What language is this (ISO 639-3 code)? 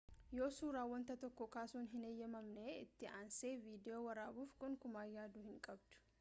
orm